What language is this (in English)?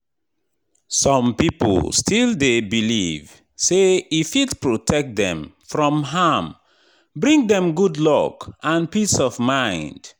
Nigerian Pidgin